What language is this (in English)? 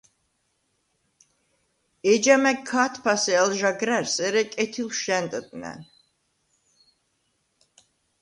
Svan